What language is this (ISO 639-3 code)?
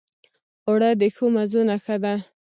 pus